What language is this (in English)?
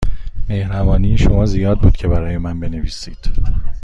Persian